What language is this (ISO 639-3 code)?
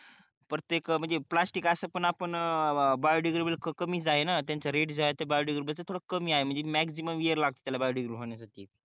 mar